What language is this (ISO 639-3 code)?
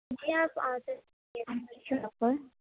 urd